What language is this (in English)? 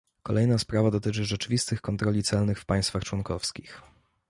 Polish